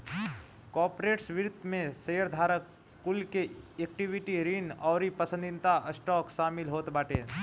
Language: Bhojpuri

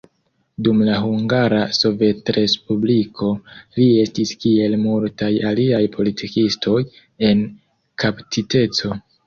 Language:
Esperanto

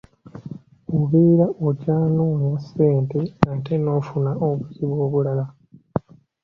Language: Ganda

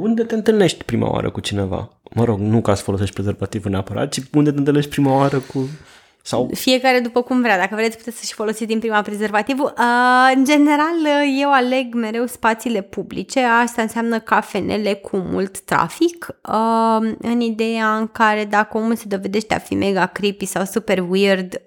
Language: Romanian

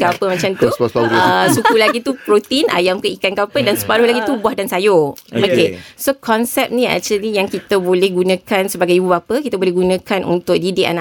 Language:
Malay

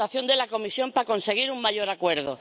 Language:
Spanish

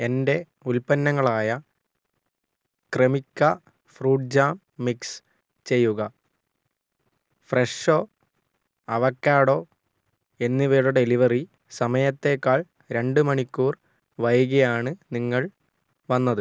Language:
Malayalam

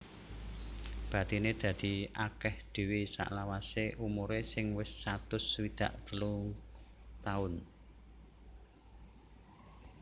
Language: Javanese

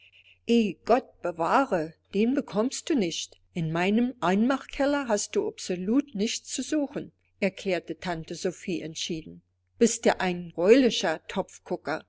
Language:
German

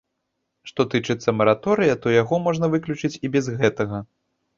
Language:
Belarusian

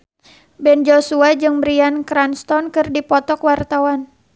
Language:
Sundanese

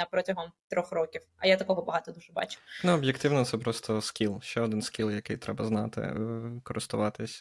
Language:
Ukrainian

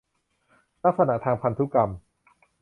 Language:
Thai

